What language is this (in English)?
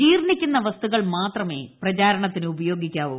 Malayalam